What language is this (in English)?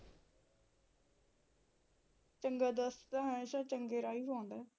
Punjabi